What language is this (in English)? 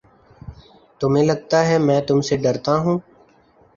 Urdu